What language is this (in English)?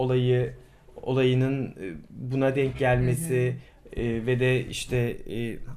Turkish